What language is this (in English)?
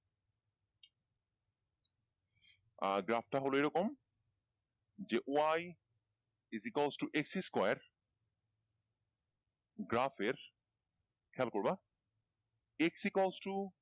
Bangla